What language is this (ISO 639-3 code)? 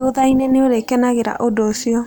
kik